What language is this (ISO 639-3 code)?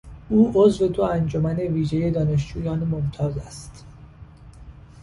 fas